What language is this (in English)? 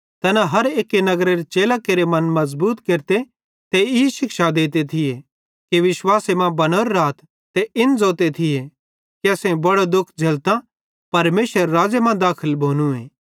Bhadrawahi